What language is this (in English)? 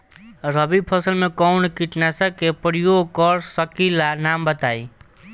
Bhojpuri